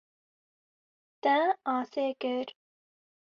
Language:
Kurdish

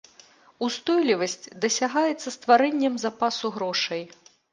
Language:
Belarusian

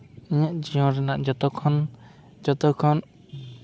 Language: Santali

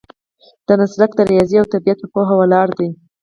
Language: Pashto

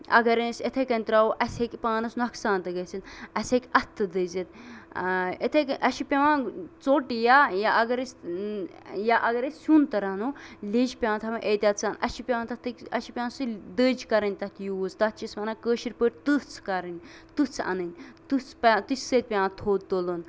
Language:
Kashmiri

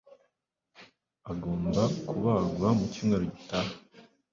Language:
Kinyarwanda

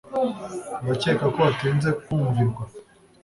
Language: Kinyarwanda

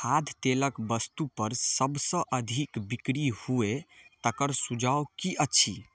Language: Maithili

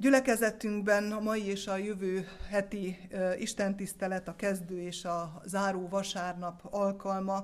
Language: Hungarian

